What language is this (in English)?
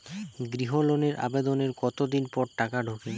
Bangla